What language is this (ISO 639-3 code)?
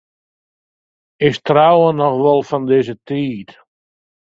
fry